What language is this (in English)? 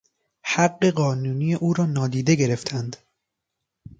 Persian